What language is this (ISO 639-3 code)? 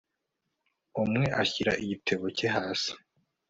kin